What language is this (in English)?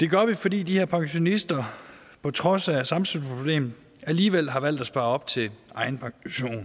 Danish